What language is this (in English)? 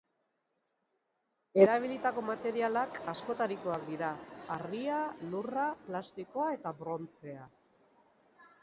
Basque